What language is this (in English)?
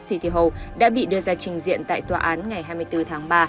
Vietnamese